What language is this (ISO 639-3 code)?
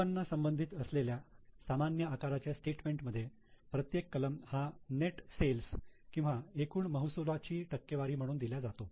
mar